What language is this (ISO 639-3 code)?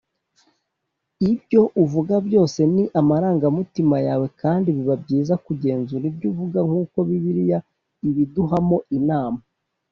kin